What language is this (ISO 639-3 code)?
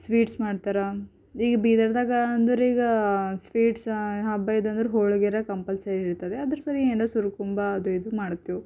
kan